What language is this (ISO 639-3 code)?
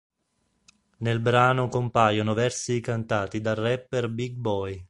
ita